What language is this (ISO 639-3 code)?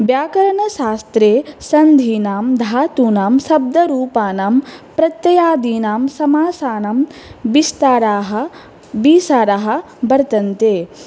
san